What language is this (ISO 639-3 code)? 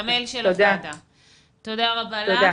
heb